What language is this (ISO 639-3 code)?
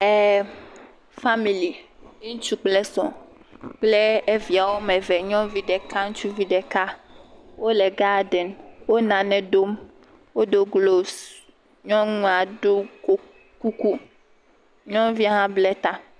ewe